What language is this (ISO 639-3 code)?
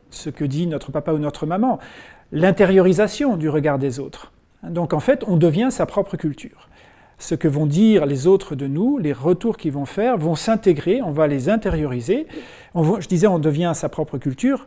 fra